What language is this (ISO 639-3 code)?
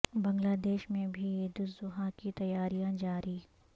urd